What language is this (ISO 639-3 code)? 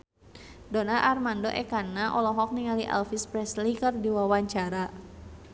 sun